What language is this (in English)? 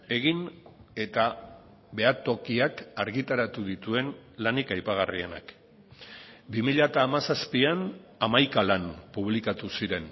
Basque